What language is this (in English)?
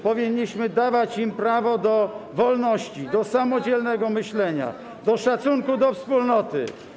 Polish